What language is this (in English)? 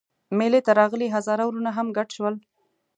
Pashto